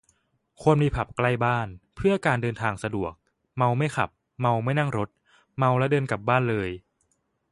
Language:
Thai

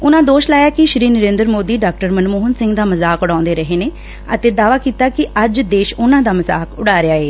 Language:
Punjabi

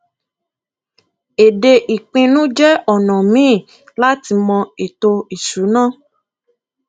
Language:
Yoruba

